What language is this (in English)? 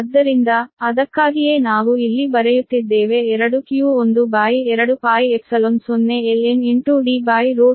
Kannada